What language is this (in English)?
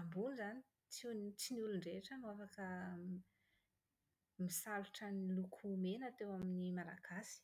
Malagasy